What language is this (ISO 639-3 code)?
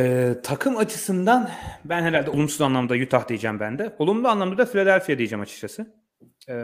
tur